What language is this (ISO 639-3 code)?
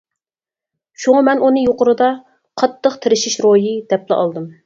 uig